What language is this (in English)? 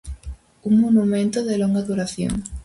Galician